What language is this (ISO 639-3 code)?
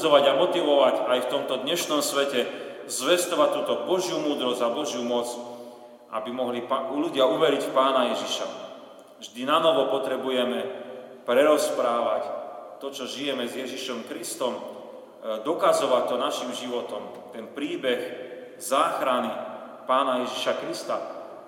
slk